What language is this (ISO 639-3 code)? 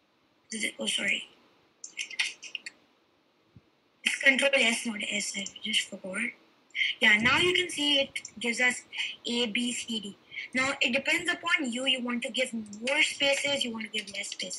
eng